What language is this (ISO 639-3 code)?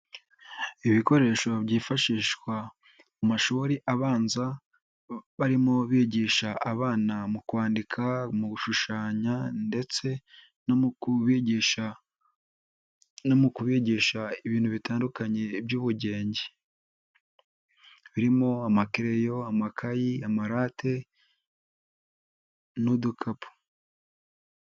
kin